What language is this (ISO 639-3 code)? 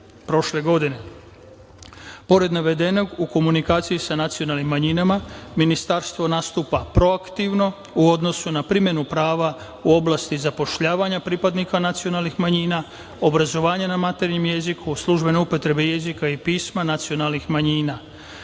srp